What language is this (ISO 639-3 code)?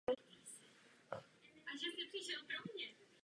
ces